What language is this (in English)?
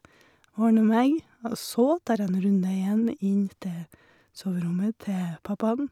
Norwegian